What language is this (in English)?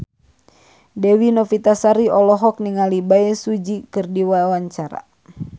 Sundanese